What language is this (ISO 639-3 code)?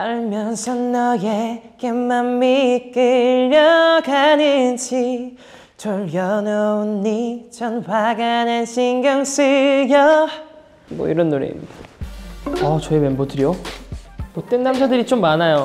kor